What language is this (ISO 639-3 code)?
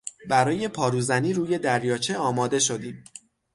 fas